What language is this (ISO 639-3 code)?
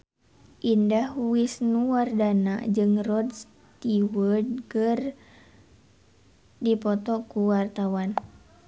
sun